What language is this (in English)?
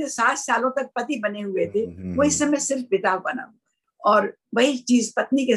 Hindi